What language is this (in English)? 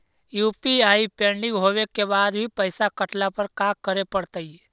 Magahi